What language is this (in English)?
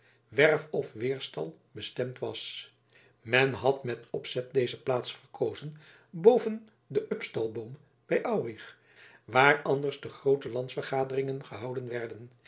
Dutch